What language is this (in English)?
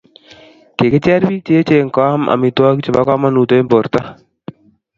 Kalenjin